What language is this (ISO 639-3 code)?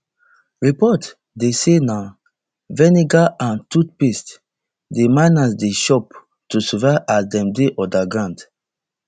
pcm